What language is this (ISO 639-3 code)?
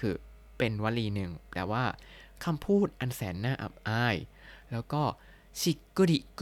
tha